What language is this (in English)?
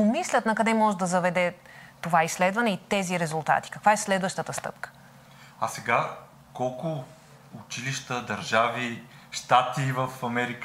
Bulgarian